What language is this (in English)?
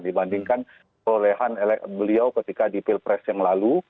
Indonesian